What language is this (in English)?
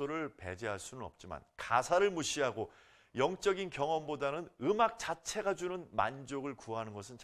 Korean